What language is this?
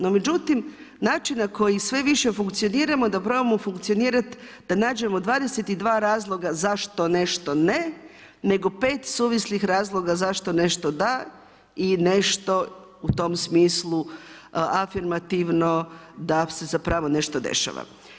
Croatian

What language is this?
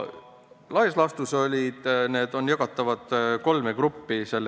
Estonian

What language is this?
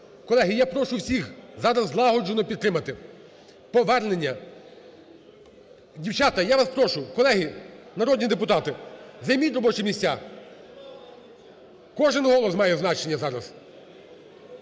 Ukrainian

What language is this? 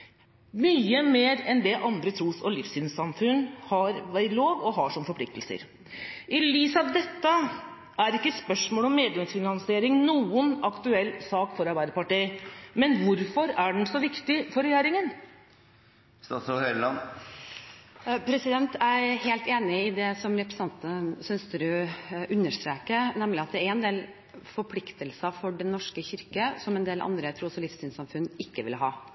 Norwegian Bokmål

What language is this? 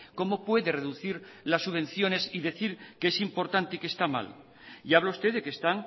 Spanish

